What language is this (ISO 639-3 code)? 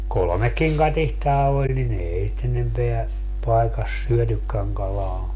fin